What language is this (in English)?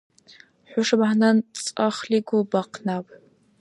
Dargwa